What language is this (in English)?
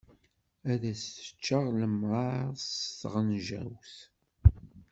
Kabyle